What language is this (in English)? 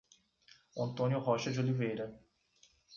Portuguese